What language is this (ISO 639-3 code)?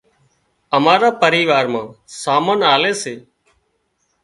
kxp